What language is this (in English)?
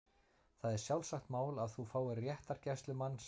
Icelandic